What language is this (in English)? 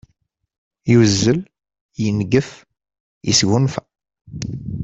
Kabyle